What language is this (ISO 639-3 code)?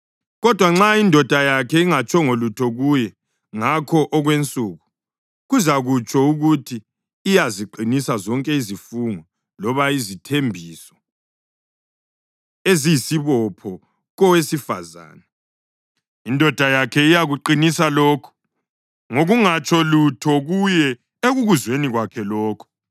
nde